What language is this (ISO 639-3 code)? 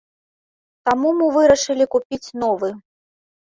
bel